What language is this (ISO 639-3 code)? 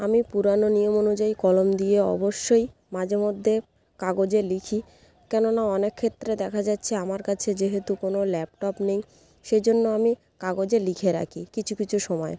ben